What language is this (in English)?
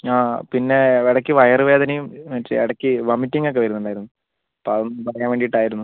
Malayalam